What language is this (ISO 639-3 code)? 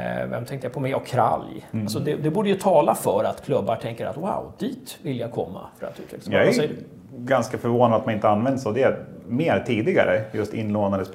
swe